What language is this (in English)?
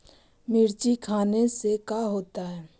Magahi